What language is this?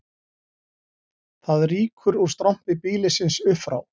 Icelandic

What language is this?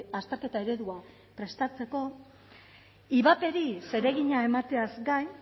Basque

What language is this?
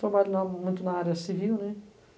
Portuguese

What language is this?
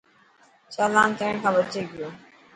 Dhatki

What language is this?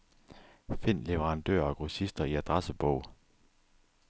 Danish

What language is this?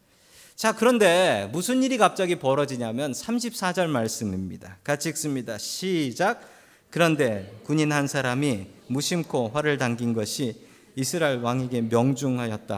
Korean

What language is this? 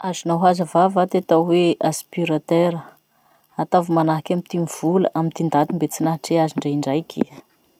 Masikoro Malagasy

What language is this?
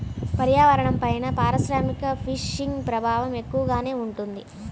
Telugu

